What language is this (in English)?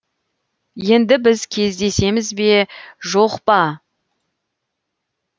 Kazakh